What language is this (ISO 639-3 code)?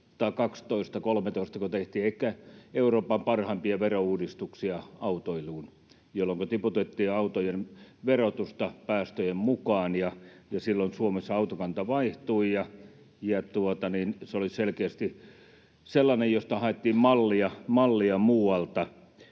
fin